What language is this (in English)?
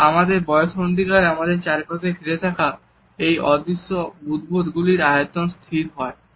Bangla